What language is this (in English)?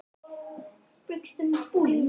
Icelandic